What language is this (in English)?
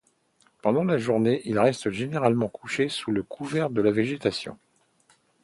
French